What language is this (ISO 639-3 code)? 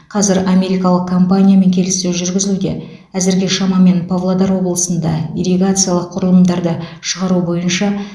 kaz